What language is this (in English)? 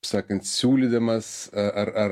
Lithuanian